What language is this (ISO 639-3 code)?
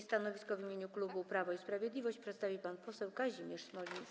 pol